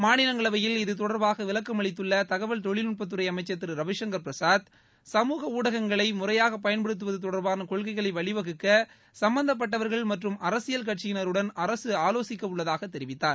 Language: Tamil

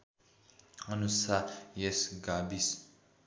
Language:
Nepali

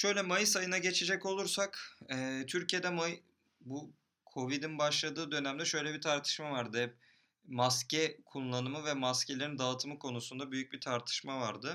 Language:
Turkish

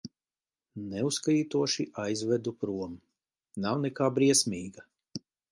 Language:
Latvian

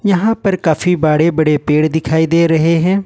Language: Hindi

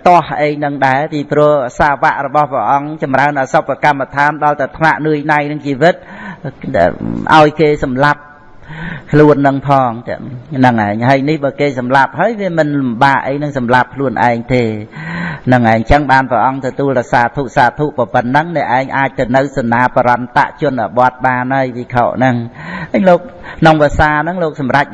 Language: Vietnamese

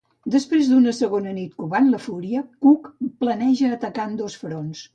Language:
Catalan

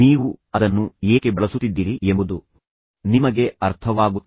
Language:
Kannada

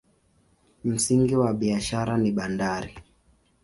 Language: Swahili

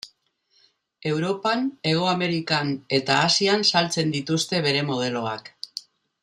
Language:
Basque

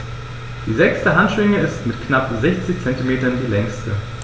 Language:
German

